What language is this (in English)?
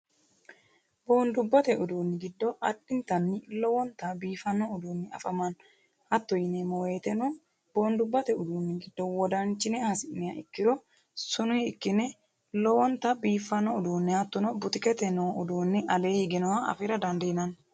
Sidamo